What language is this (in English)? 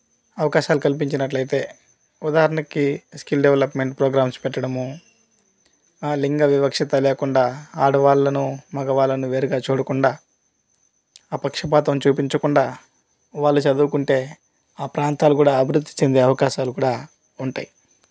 Telugu